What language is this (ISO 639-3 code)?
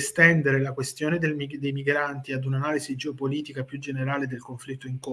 ita